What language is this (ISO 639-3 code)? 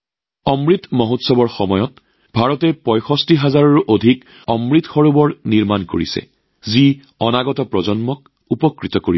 asm